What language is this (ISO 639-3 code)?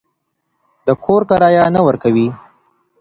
pus